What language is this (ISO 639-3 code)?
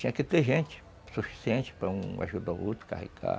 por